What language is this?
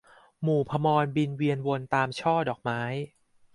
Thai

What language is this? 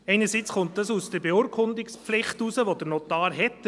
Swiss German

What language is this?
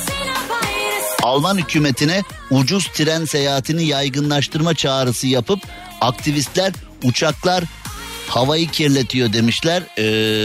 Turkish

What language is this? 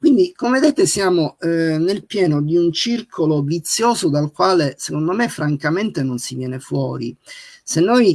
Italian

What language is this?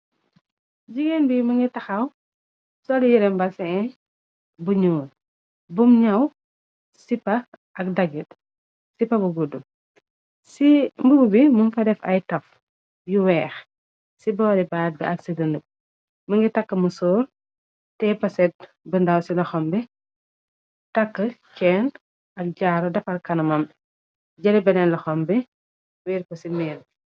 Wolof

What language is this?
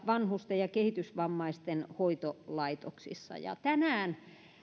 Finnish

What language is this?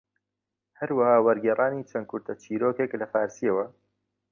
Central Kurdish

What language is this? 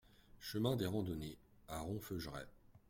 French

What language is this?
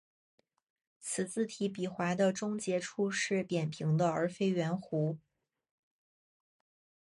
Chinese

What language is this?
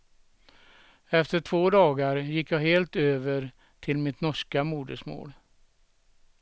Swedish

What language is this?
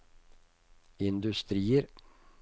Norwegian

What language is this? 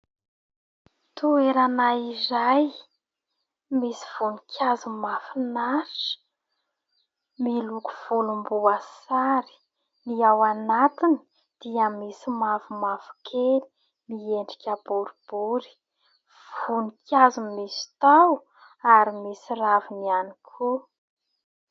Malagasy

